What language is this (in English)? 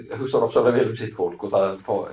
Icelandic